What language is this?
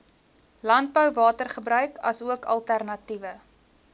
Afrikaans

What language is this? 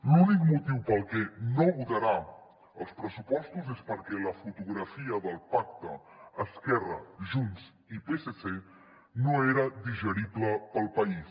Catalan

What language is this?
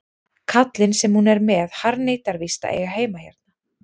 Icelandic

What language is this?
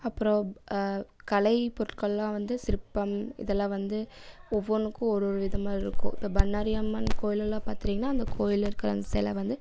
Tamil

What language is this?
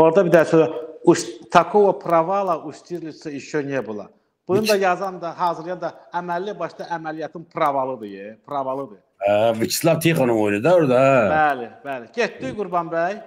Turkish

